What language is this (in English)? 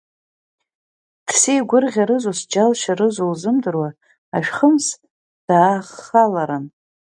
Abkhazian